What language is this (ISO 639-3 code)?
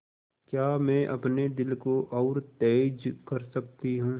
hin